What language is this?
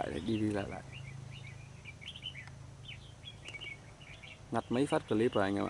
Vietnamese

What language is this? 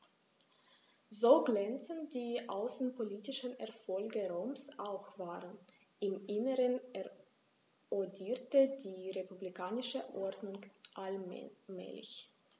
German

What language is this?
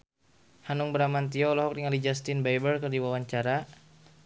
Sundanese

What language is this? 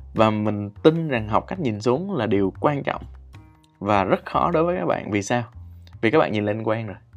Vietnamese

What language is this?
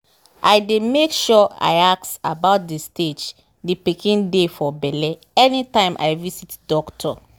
Nigerian Pidgin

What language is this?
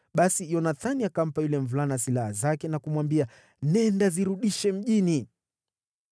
Swahili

